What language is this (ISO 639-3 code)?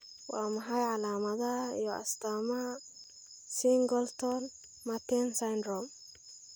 som